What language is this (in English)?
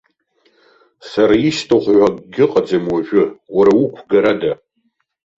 Abkhazian